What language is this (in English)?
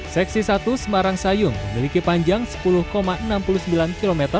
Indonesian